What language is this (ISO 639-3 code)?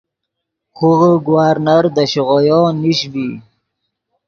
ydg